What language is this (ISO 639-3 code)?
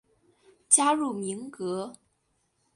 zho